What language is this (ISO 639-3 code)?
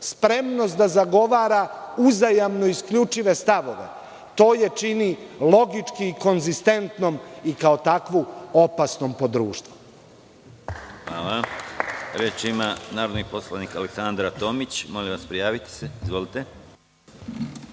srp